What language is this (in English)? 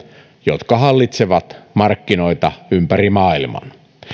Finnish